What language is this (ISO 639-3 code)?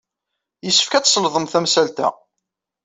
kab